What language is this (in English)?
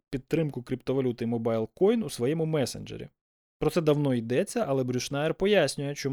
Ukrainian